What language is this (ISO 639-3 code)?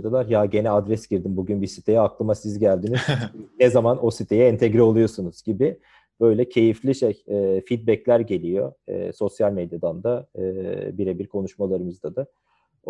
tur